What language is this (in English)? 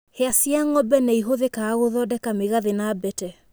Kikuyu